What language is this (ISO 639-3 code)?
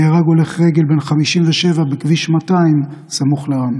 heb